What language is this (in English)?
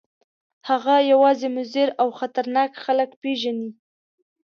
Pashto